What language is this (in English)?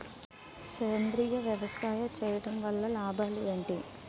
Telugu